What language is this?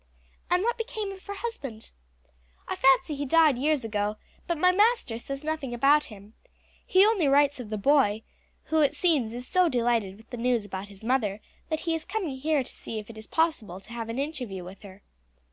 English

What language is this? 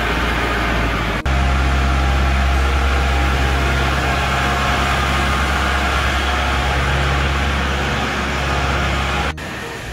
Vietnamese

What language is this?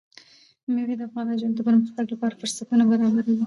Pashto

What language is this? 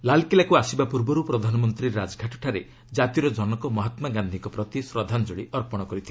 Odia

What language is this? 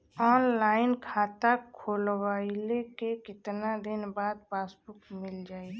Bhojpuri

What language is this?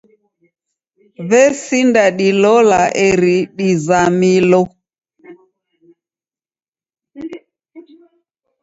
Taita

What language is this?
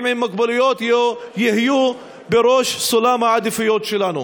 Hebrew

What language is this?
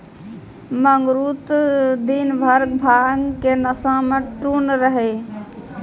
Maithili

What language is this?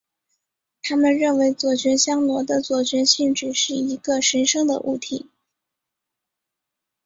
Chinese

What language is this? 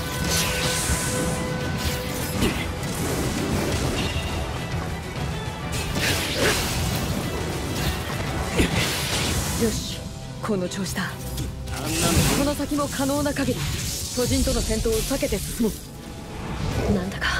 Japanese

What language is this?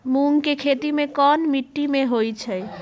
Magahi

